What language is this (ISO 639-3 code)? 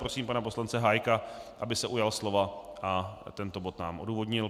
ces